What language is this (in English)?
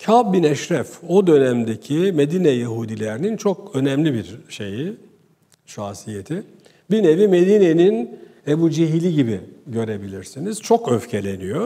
Turkish